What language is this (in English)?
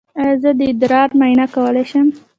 Pashto